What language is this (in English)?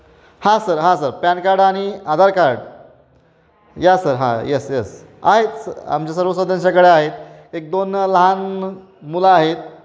Marathi